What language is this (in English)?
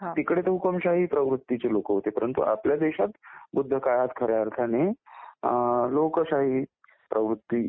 Marathi